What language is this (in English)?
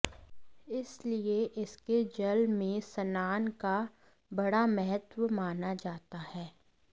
Sanskrit